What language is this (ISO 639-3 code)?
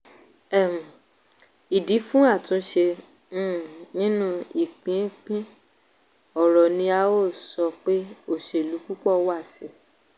yor